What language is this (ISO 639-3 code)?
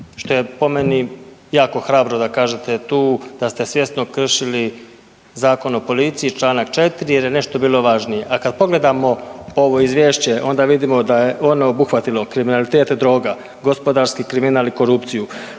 hrv